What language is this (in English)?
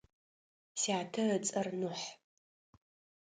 Adyghe